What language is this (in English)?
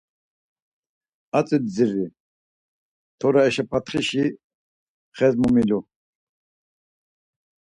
Laz